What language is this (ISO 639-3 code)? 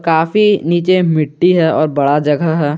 hin